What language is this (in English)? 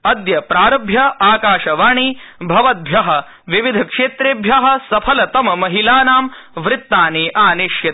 Sanskrit